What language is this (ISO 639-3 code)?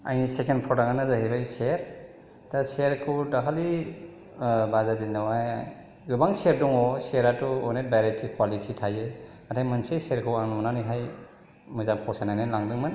brx